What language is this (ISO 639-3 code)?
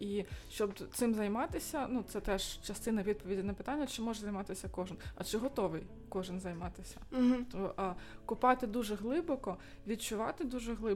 ukr